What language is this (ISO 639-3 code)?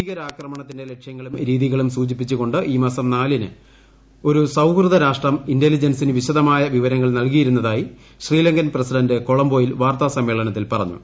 mal